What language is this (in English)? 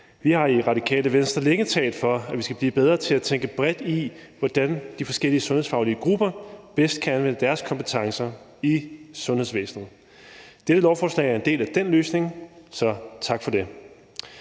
Danish